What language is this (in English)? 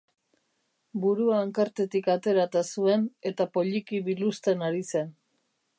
Basque